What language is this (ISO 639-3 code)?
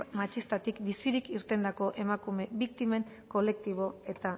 eus